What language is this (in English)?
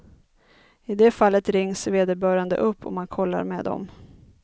Swedish